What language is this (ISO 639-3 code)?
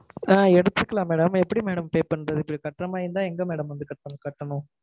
tam